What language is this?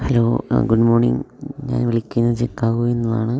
Malayalam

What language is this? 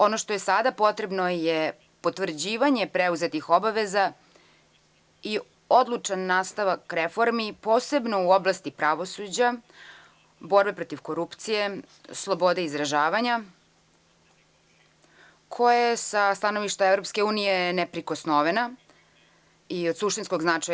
Serbian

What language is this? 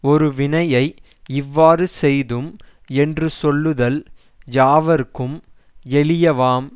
Tamil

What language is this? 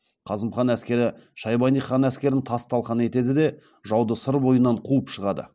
Kazakh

